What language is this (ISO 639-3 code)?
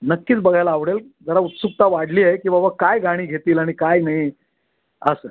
mar